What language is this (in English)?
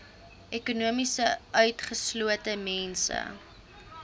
Afrikaans